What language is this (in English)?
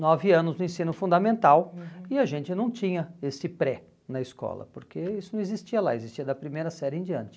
Portuguese